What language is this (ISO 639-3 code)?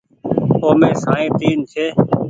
gig